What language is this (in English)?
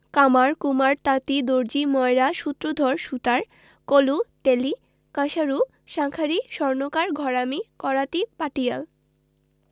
Bangla